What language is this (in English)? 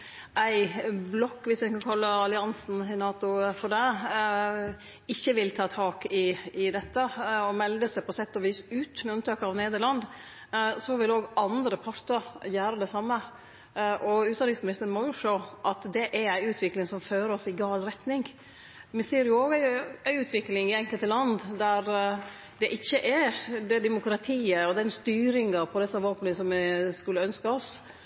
Norwegian Nynorsk